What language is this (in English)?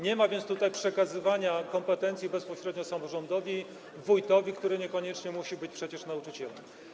Polish